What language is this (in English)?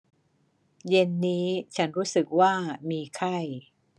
Thai